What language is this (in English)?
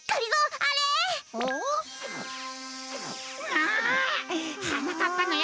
Japanese